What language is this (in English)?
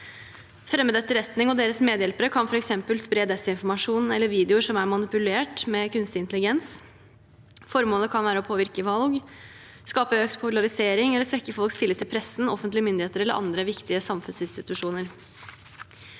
Norwegian